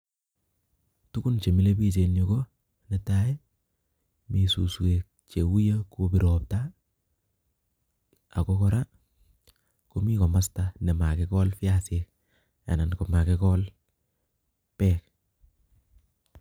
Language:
Kalenjin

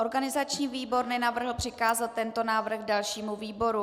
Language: Czech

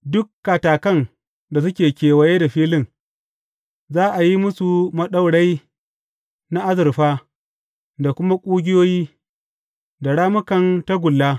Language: Hausa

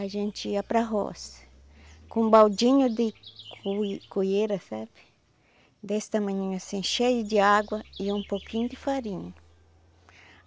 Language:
Portuguese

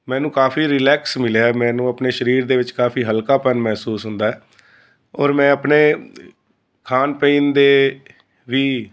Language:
Punjabi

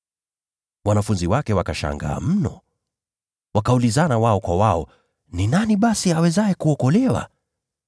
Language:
Swahili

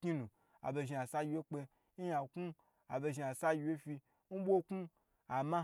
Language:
Gbagyi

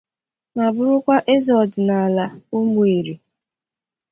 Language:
Igbo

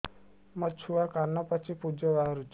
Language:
Odia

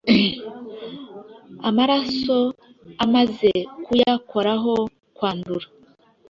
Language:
Kinyarwanda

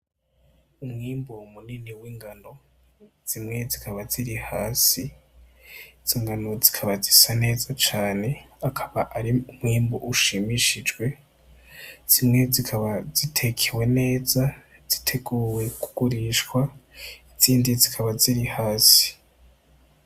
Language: Rundi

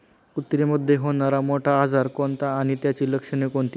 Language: Marathi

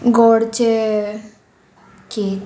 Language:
Konkani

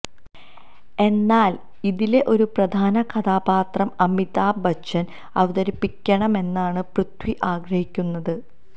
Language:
Malayalam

